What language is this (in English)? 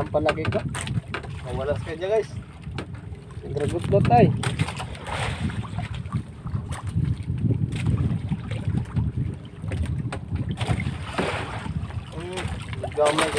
Indonesian